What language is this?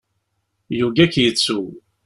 Kabyle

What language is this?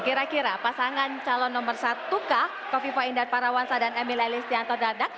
Indonesian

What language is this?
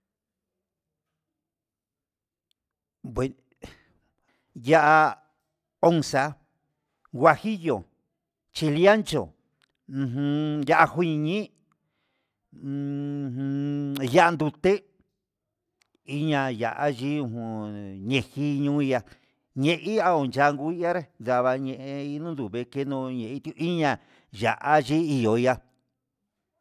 Huitepec Mixtec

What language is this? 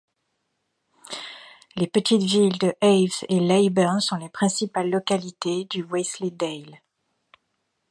French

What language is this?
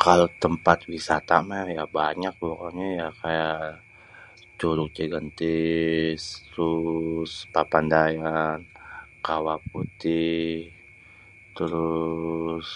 Betawi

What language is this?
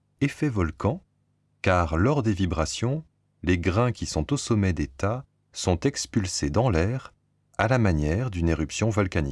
French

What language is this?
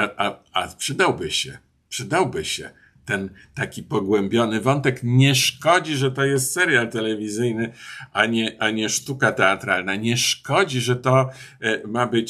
Polish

